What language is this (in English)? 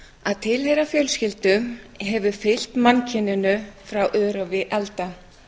Icelandic